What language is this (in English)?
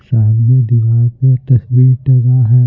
Hindi